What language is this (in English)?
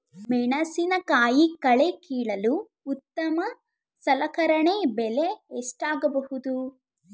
Kannada